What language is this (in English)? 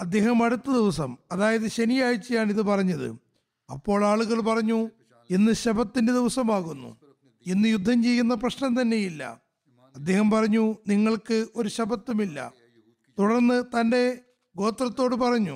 Malayalam